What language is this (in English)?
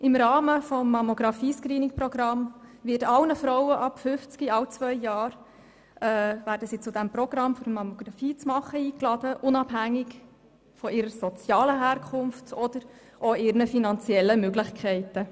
Swiss German